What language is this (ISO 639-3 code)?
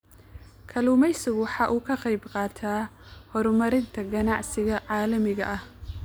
som